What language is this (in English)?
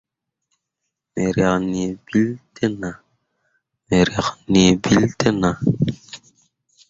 Mundang